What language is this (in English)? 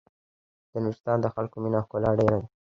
Pashto